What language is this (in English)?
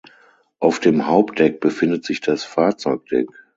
German